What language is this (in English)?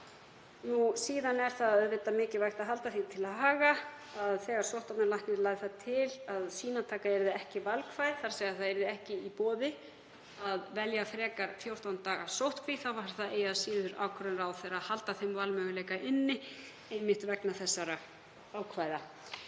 Icelandic